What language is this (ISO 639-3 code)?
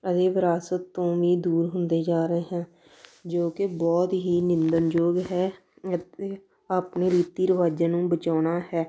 pan